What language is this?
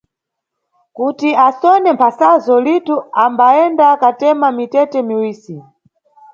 Nyungwe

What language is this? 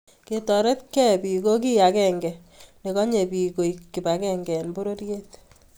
Kalenjin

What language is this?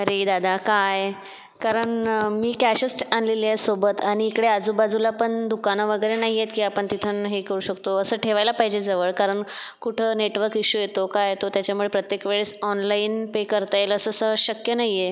Marathi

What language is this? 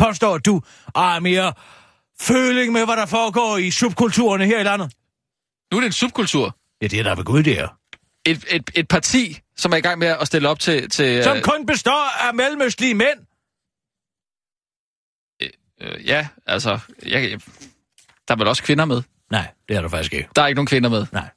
Danish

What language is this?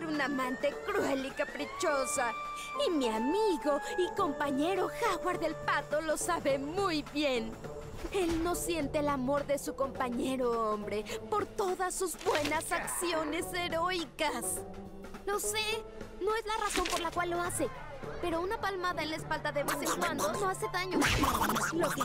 Spanish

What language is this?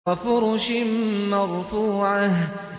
Arabic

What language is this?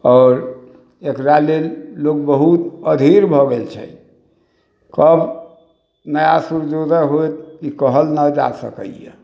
Maithili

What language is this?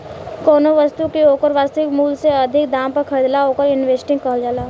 Bhojpuri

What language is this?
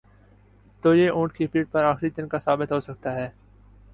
Urdu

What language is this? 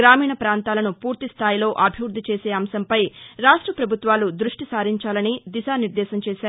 Telugu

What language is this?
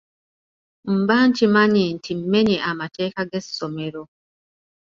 Ganda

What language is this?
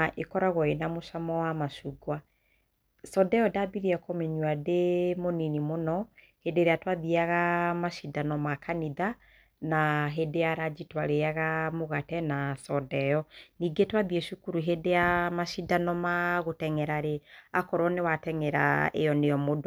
Kikuyu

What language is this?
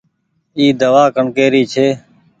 Goaria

